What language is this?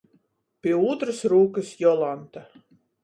Latgalian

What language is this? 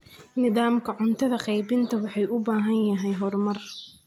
Somali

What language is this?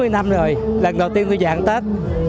Vietnamese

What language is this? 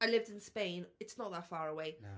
Welsh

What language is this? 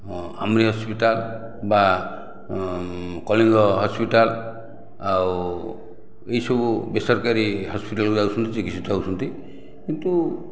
Odia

